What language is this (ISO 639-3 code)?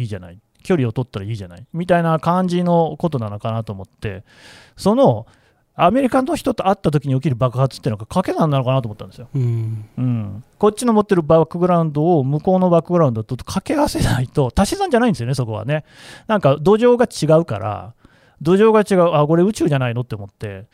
jpn